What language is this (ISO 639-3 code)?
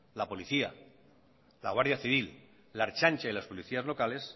spa